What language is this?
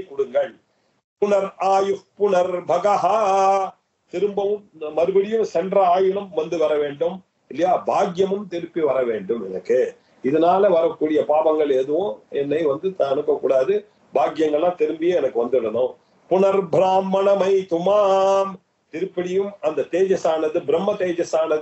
Arabic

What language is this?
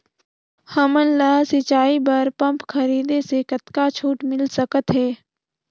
Chhattisgarhi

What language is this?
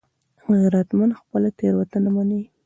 Pashto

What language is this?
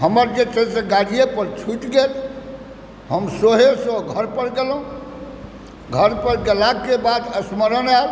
Maithili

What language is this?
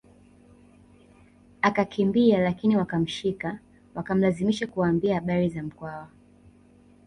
Swahili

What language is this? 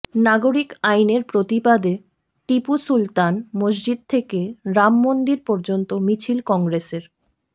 Bangla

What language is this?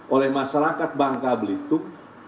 Indonesian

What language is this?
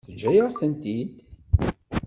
Kabyle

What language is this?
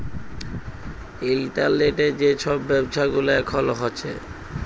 Bangla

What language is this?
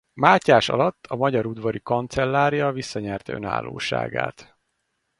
Hungarian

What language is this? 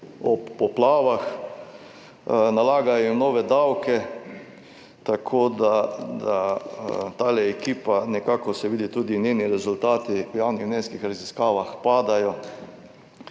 Slovenian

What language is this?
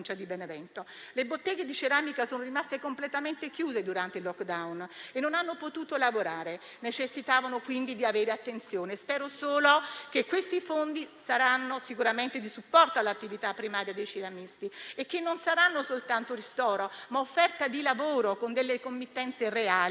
Italian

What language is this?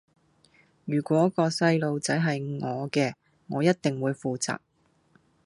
Cantonese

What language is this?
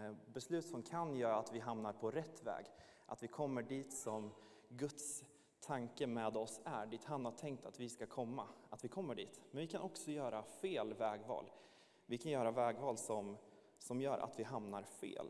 Swedish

